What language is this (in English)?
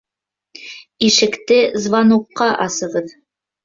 Bashkir